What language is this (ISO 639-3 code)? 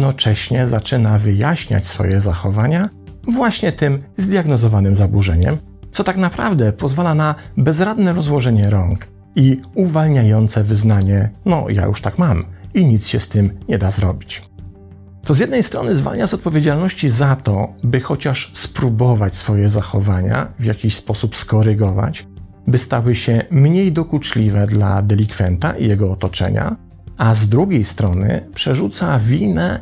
pol